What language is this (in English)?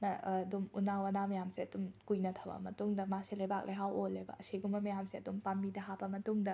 Manipuri